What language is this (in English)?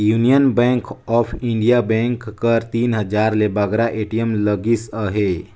Chhattisgarhi